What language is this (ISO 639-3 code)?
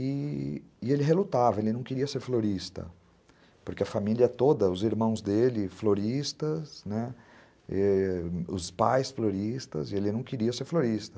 por